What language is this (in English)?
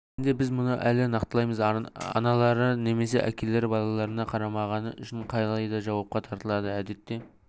Kazakh